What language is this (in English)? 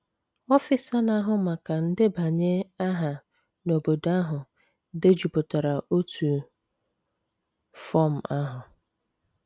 Igbo